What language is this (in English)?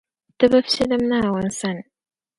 Dagbani